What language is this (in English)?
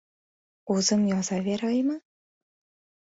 Uzbek